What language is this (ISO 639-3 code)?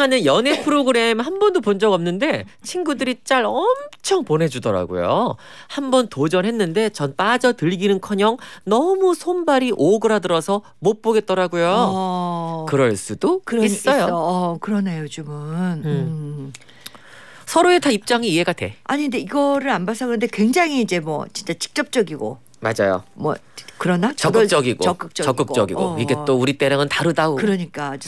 kor